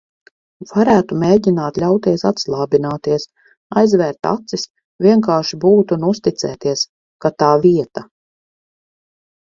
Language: Latvian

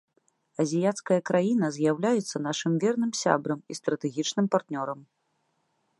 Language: Belarusian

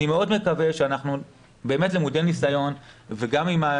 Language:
Hebrew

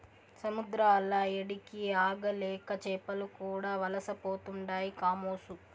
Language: Telugu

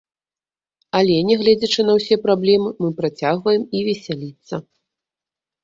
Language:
Belarusian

